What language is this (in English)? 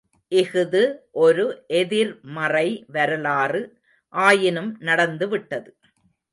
Tamil